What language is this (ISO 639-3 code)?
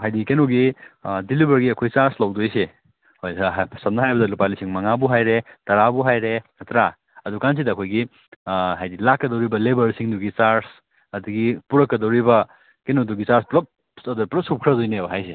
mni